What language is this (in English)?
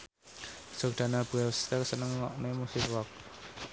Javanese